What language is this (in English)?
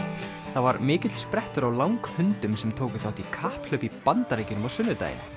Icelandic